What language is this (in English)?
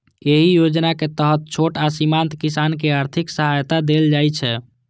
Maithili